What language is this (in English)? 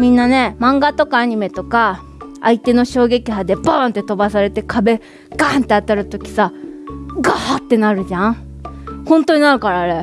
Japanese